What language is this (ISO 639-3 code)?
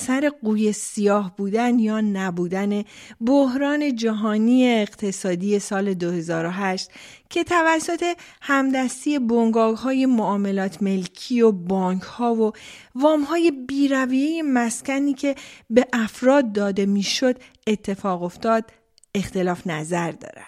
fas